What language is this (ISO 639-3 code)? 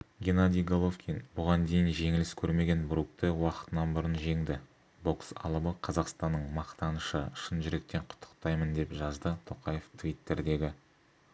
kaz